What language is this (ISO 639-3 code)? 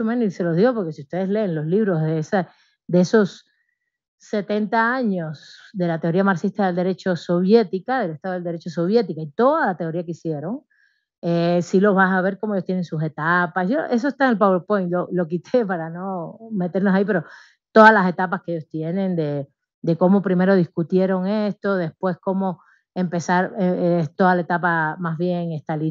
spa